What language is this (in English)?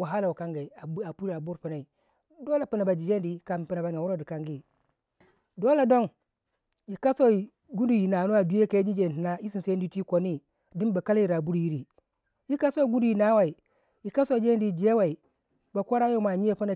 Waja